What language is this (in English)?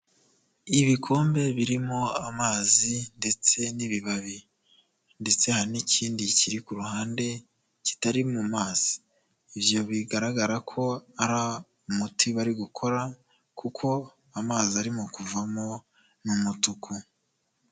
Kinyarwanda